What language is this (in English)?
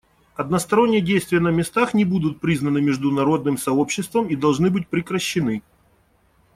Russian